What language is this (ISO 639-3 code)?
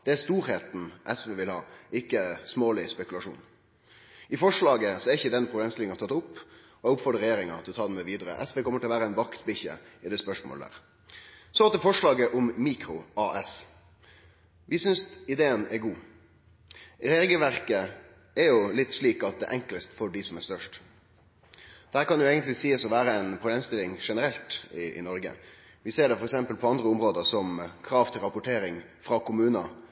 nno